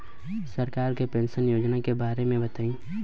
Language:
Bhojpuri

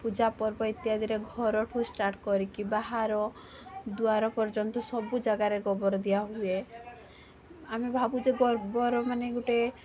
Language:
Odia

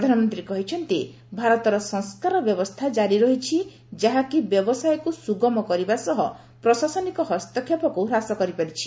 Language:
Odia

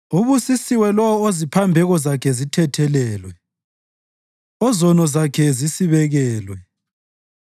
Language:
North Ndebele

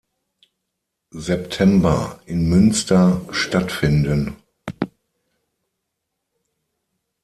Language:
German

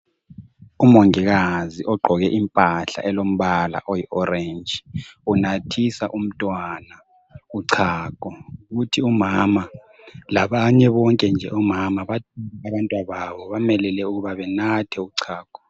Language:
North Ndebele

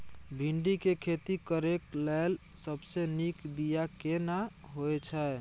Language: Maithili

